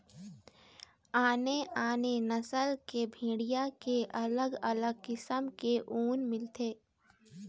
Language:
Chhattisgarhi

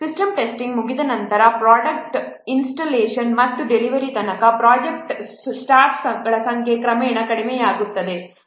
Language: Kannada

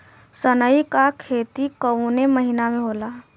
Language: Bhojpuri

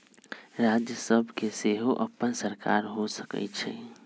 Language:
Magahi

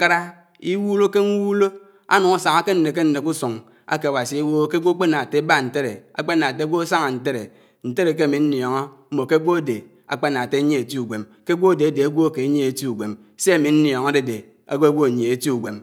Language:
Anaang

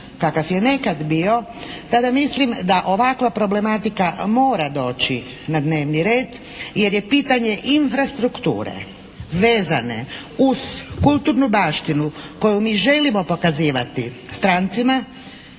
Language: Croatian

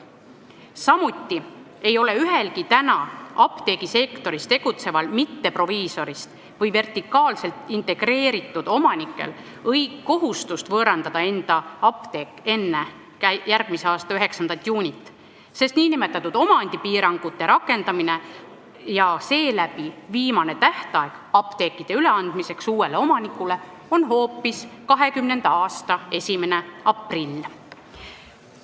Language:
Estonian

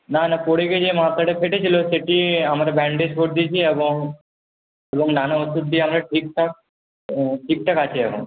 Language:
Bangla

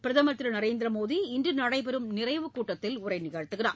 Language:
Tamil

